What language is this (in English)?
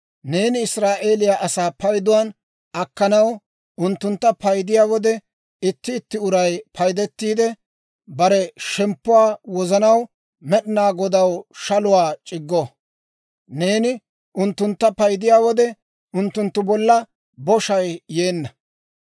Dawro